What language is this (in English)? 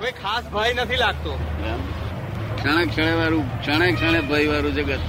Gujarati